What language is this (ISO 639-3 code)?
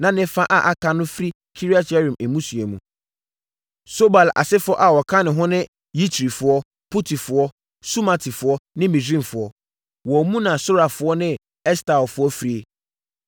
aka